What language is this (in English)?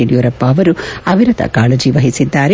Kannada